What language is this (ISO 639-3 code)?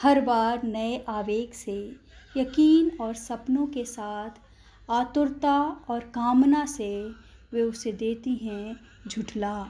hin